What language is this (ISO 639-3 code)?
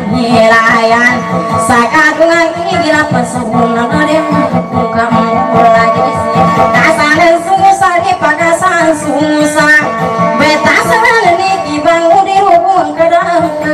tha